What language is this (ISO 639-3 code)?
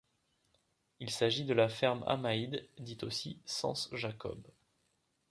fra